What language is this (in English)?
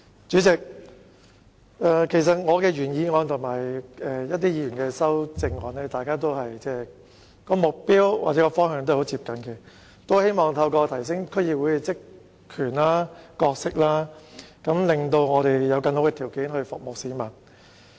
Cantonese